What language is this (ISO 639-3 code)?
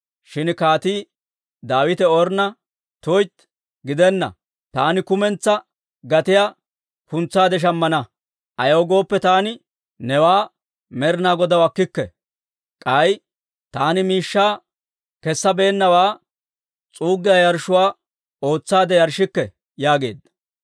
dwr